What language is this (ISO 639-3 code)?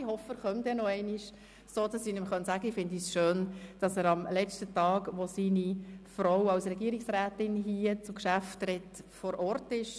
gsw